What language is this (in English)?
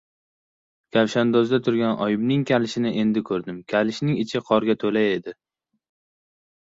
Uzbek